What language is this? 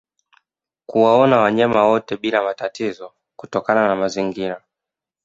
Swahili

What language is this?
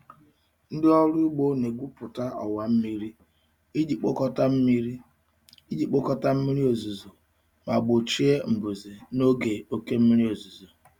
Igbo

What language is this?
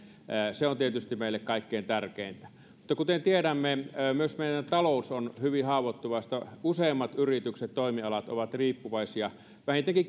Finnish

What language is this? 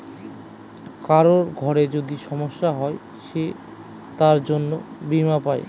Bangla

